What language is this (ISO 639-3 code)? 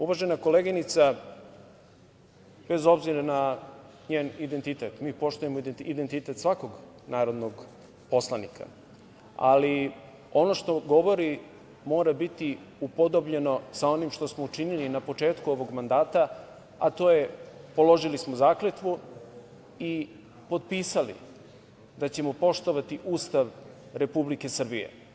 srp